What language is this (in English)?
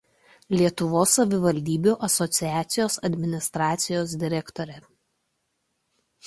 Lithuanian